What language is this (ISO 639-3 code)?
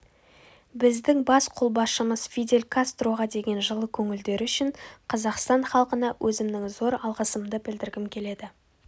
kaz